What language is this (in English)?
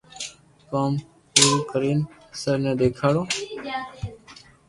Loarki